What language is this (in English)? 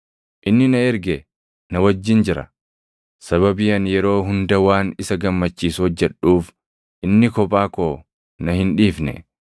Oromo